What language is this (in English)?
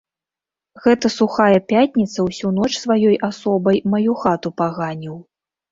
Belarusian